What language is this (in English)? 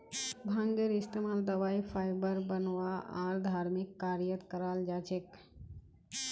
Magahi